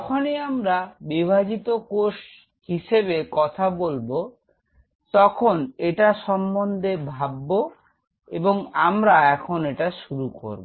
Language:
Bangla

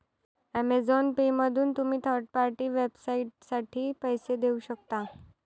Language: Marathi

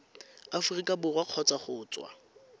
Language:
Tswana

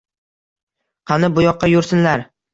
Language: Uzbek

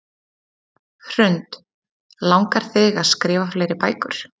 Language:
Icelandic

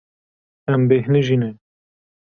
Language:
Kurdish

